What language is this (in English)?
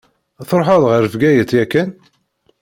Kabyle